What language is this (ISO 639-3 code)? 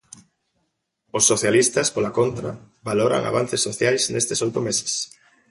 glg